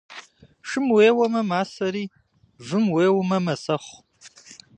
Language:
Kabardian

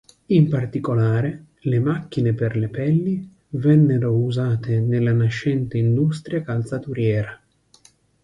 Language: Italian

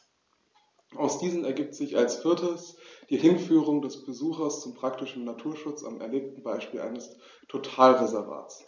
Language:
German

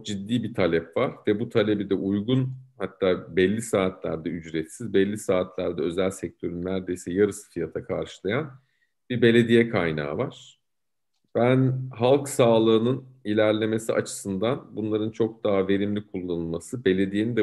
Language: Turkish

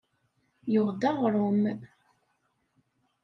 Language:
Kabyle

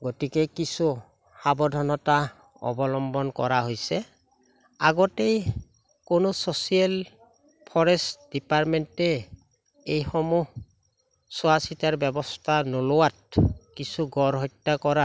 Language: Assamese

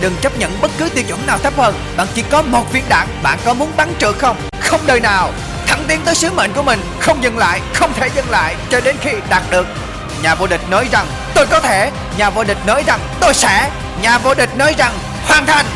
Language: Vietnamese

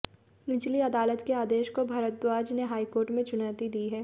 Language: Hindi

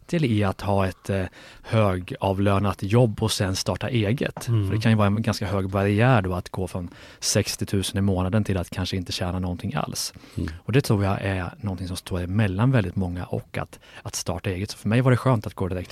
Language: Swedish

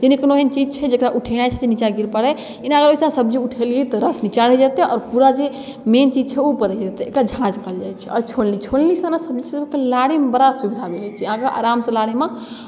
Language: Maithili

